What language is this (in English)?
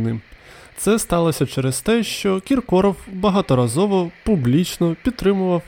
Ukrainian